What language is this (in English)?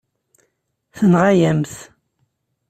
Kabyle